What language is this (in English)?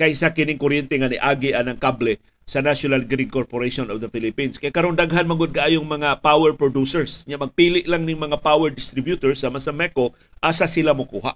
Filipino